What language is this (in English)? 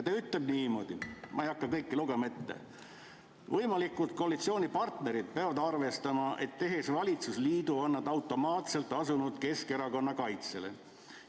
Estonian